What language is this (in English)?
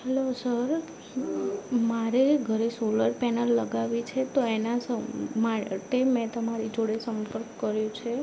Gujarati